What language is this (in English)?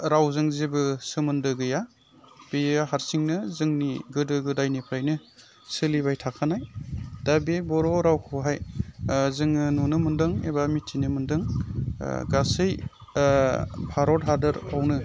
Bodo